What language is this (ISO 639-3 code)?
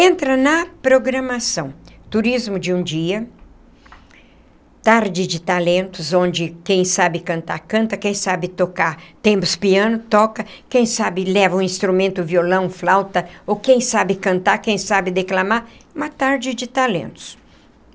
por